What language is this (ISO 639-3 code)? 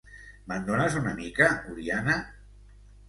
cat